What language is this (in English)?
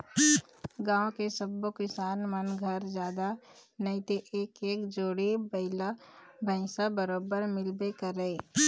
Chhattisgarhi